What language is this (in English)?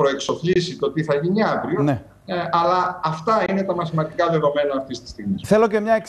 Greek